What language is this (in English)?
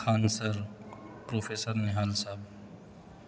Urdu